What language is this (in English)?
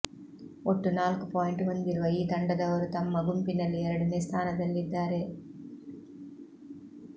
Kannada